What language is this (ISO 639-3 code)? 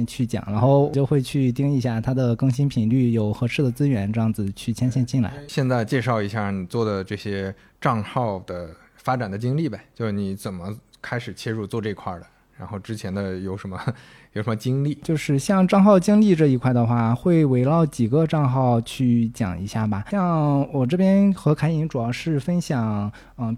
zho